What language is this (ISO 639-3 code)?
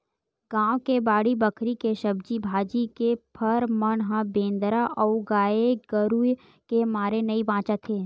hne